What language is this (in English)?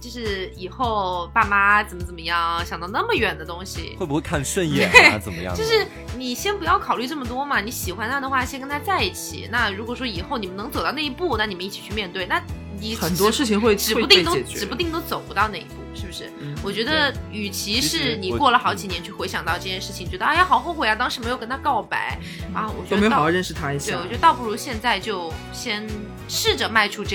Chinese